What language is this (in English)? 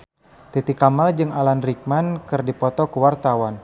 Sundanese